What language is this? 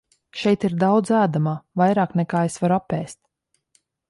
Latvian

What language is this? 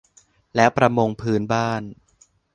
Thai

